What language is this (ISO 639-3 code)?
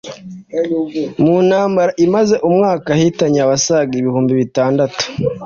kin